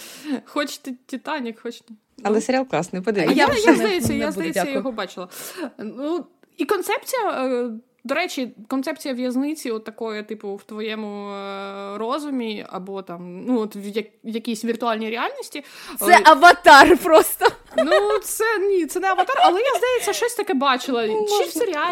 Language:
Ukrainian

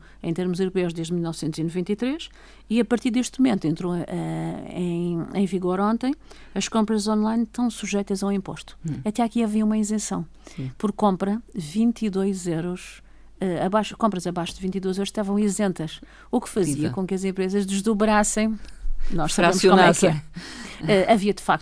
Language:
Portuguese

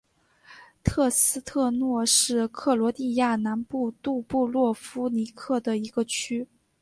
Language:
Chinese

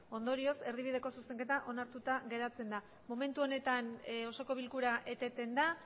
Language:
Basque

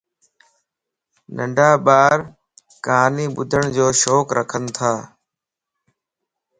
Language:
Lasi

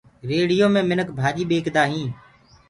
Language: Gurgula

